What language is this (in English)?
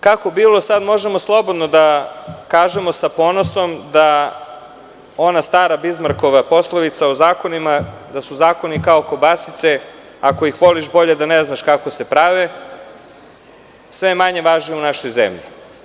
Serbian